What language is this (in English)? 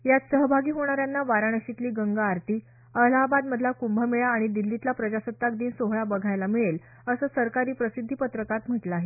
Marathi